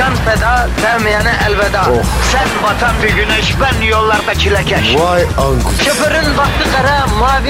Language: Turkish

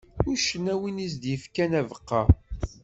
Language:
Kabyle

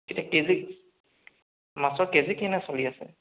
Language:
Assamese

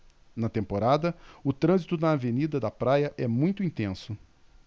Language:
Portuguese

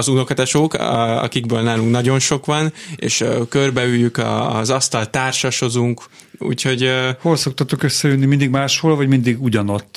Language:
Hungarian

